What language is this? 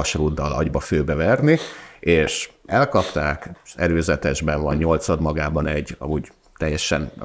Hungarian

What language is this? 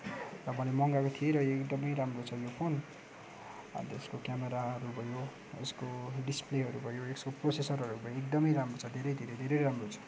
Nepali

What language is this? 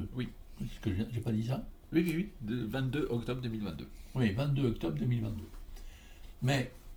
French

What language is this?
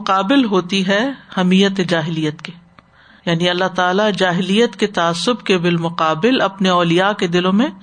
Urdu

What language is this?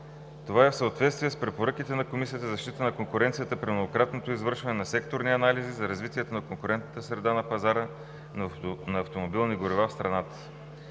Bulgarian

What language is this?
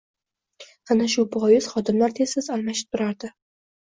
Uzbek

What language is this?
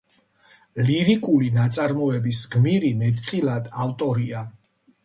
Georgian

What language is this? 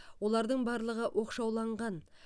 Kazakh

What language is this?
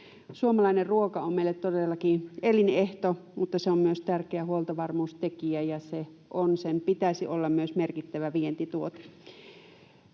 Finnish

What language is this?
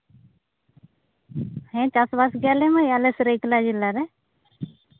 Santali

